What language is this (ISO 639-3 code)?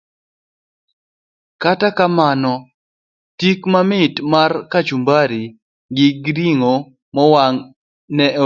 luo